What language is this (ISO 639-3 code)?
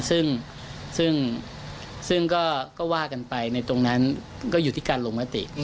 tha